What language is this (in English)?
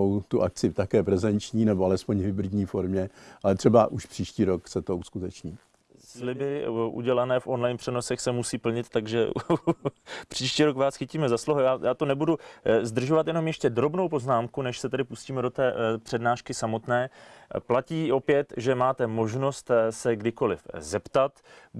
Czech